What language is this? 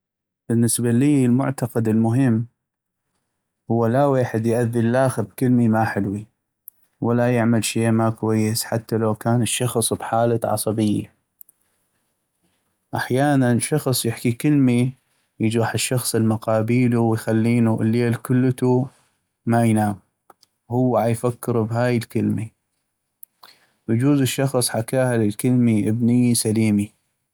North Mesopotamian Arabic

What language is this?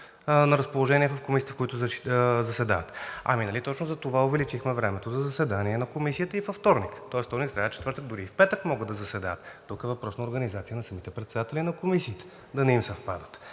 Bulgarian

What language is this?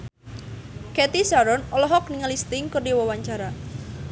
Sundanese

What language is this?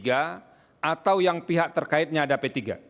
Indonesian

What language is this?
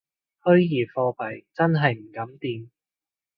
Cantonese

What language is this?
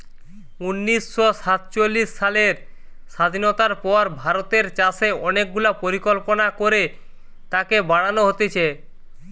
Bangla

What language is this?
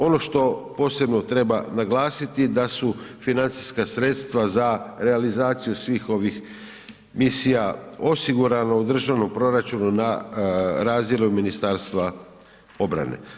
Croatian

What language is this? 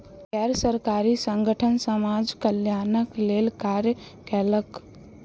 Maithili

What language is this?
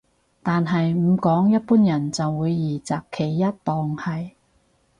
Cantonese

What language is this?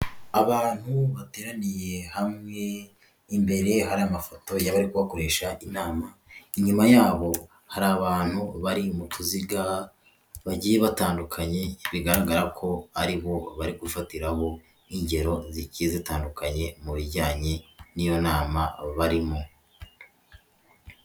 Kinyarwanda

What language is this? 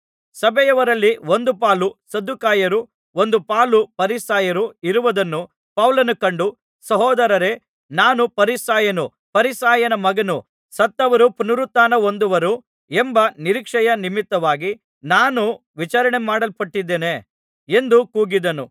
Kannada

